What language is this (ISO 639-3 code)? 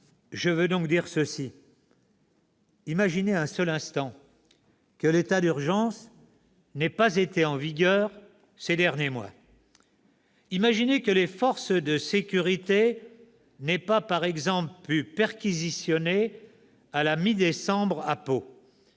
fra